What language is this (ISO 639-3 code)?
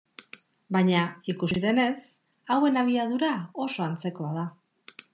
eus